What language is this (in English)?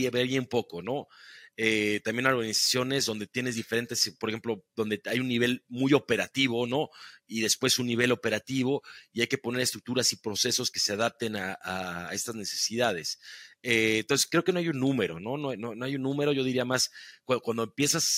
Spanish